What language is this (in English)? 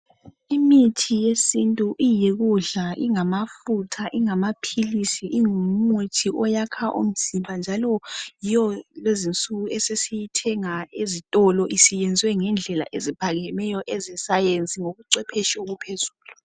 North Ndebele